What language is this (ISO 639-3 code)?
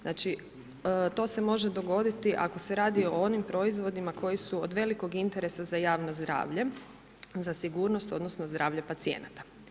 hrv